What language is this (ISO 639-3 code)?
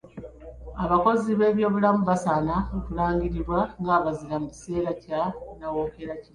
lug